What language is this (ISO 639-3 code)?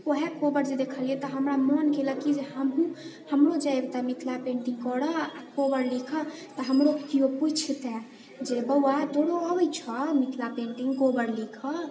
mai